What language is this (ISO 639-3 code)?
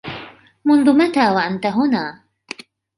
ara